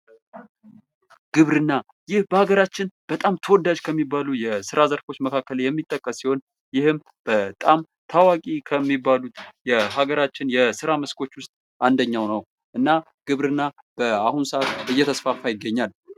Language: Amharic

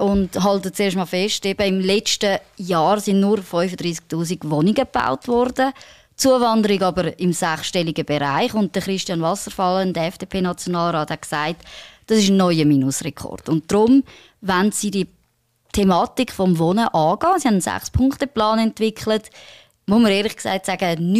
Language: German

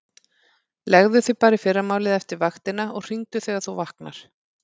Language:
Icelandic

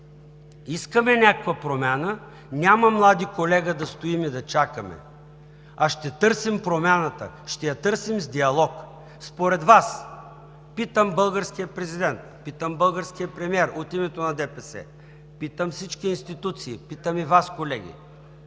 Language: Bulgarian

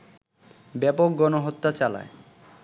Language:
Bangla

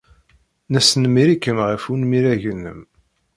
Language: Kabyle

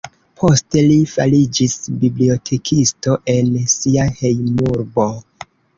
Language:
Esperanto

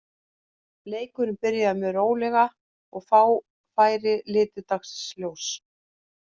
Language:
Icelandic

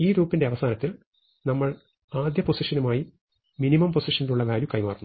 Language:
Malayalam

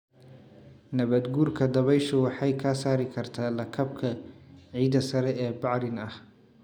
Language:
Somali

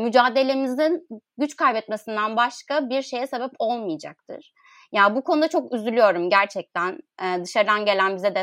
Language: Turkish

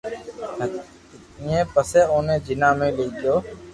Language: Loarki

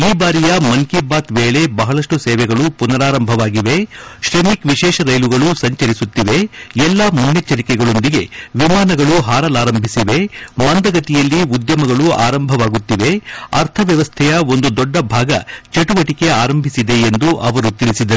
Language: Kannada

